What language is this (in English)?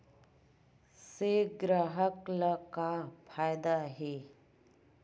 Chhattisgarhi